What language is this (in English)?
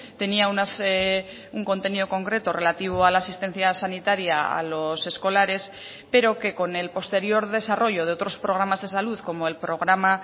Spanish